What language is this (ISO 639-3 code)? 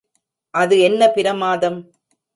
tam